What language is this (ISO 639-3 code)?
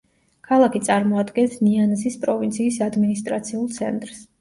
kat